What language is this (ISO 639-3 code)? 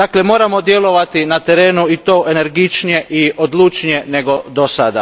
hrv